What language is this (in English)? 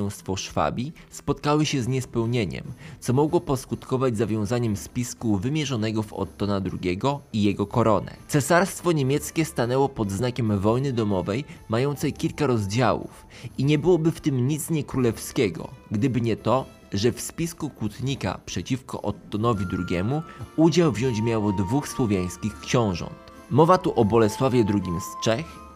Polish